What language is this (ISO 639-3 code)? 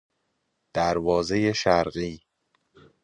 fas